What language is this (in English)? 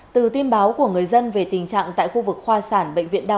Vietnamese